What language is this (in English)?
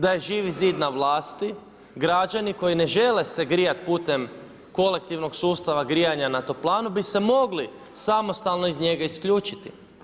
Croatian